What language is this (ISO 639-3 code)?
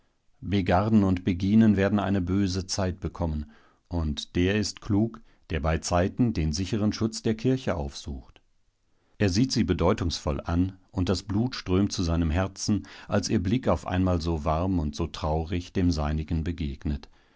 deu